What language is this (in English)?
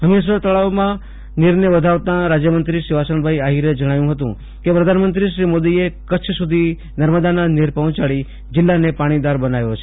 Gujarati